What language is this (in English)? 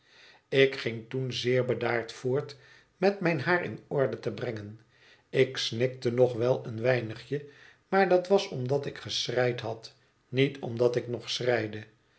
Dutch